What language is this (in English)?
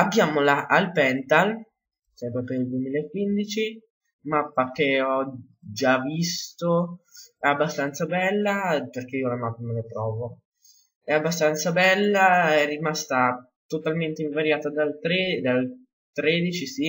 Italian